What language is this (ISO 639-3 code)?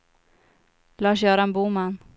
swe